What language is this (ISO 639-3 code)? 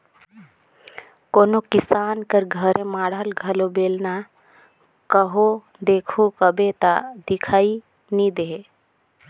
hne